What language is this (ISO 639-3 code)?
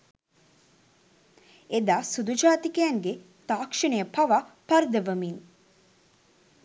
sin